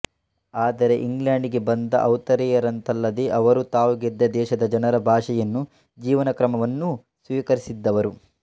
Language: Kannada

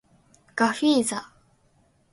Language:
Japanese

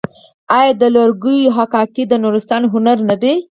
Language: Pashto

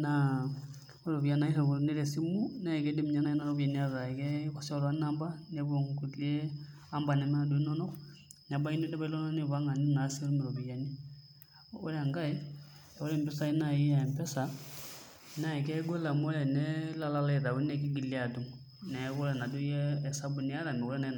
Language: Masai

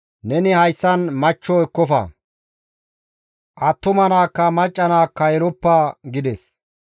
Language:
Gamo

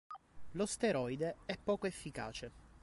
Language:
Italian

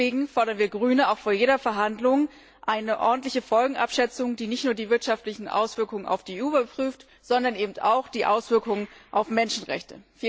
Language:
German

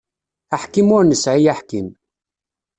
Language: Kabyle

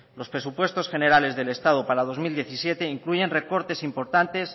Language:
Spanish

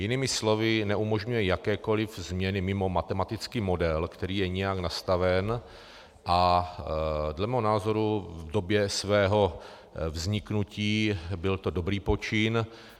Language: Czech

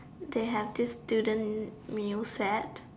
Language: English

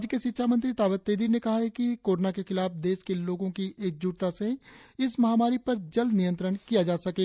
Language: Hindi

